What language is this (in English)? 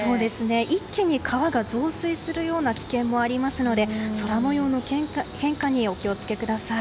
Japanese